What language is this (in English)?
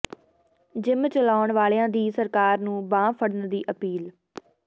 Punjabi